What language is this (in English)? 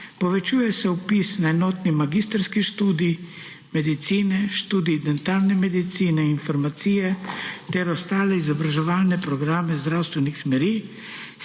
Slovenian